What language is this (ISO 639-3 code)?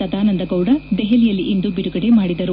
kan